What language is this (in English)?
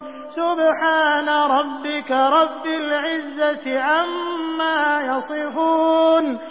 Arabic